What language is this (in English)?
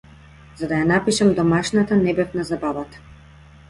Macedonian